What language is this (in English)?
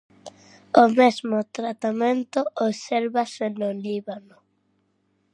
Galician